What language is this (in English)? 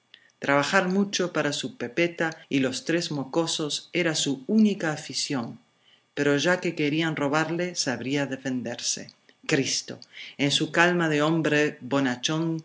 Spanish